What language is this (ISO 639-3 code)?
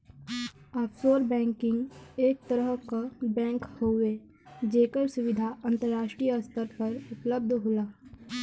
bho